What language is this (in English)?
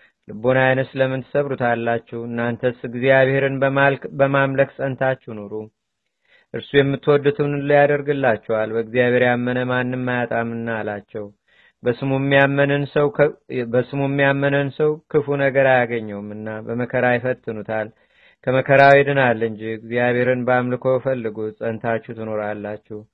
Amharic